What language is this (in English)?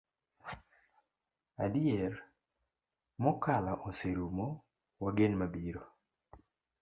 Luo (Kenya and Tanzania)